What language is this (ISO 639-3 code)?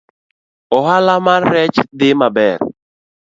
luo